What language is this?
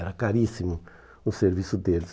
Portuguese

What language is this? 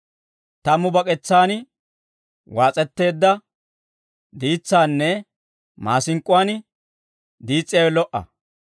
Dawro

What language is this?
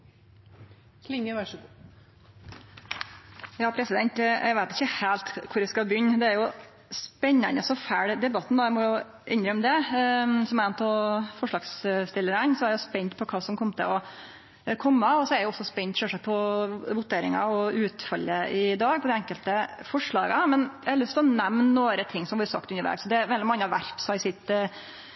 Norwegian Nynorsk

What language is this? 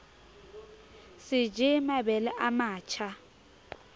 Southern Sotho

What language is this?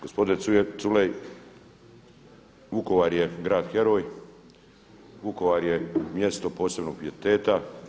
Croatian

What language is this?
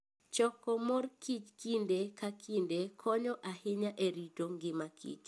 Luo (Kenya and Tanzania)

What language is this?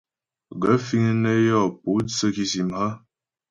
Ghomala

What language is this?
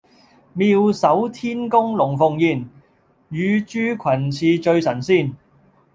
Cantonese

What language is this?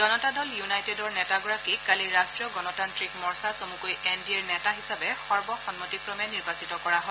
Assamese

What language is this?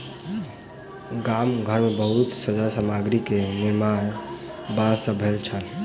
Maithili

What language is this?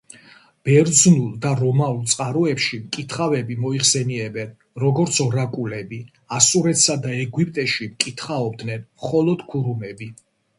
Georgian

